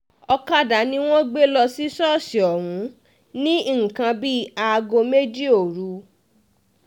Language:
Yoruba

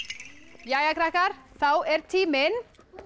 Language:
Icelandic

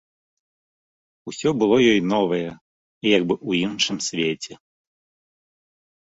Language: Belarusian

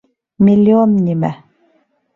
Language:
Bashkir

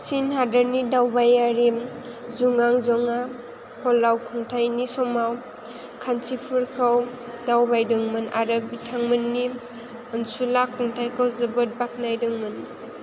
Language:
Bodo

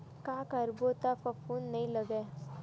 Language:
Chhattisgarhi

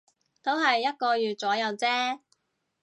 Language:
Cantonese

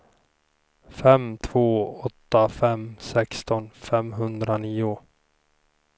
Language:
Swedish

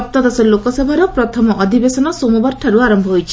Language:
Odia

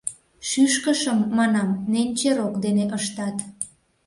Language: Mari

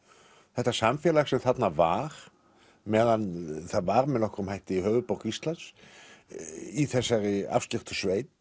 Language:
Icelandic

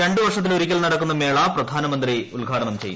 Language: Malayalam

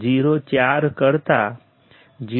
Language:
Gujarati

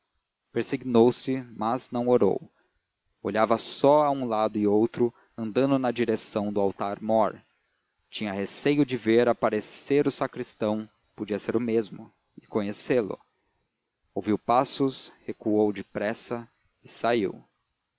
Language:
Portuguese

